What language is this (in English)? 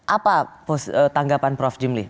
Indonesian